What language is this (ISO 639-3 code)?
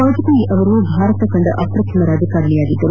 kan